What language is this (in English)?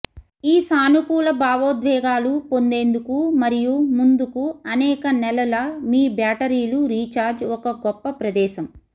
Telugu